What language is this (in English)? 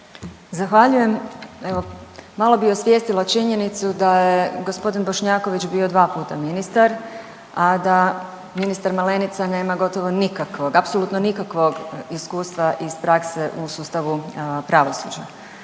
Croatian